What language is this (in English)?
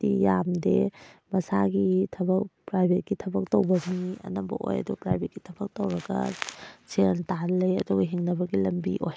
Manipuri